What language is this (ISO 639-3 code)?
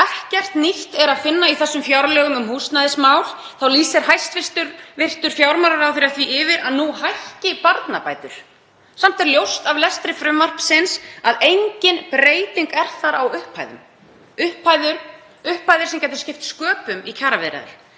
isl